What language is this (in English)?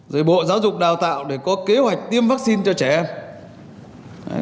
Vietnamese